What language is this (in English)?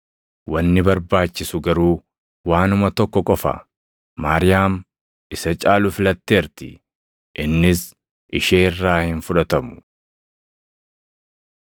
Oromo